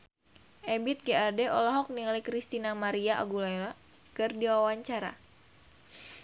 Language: Sundanese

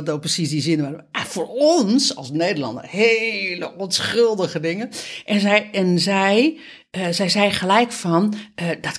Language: Dutch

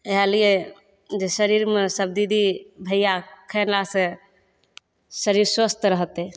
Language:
Maithili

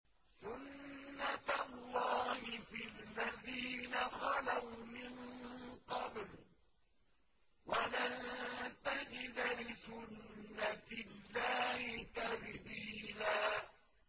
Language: Arabic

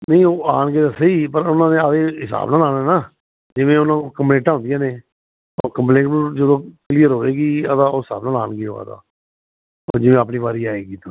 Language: Punjabi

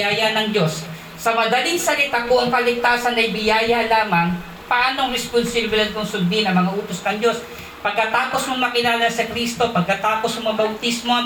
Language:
Filipino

